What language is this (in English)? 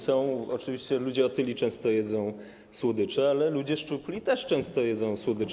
Polish